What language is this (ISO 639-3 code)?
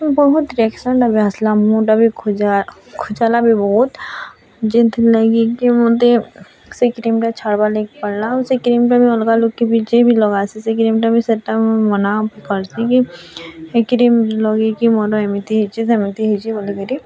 ori